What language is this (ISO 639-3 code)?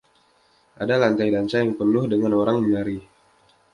ind